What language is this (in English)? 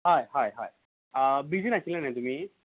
Konkani